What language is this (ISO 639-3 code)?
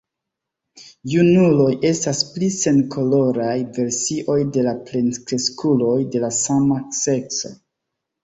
epo